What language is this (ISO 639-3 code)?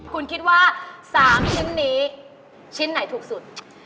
tha